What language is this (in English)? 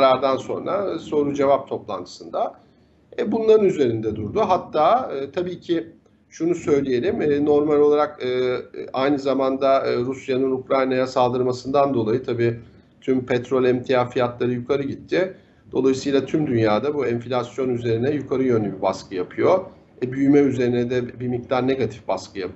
Turkish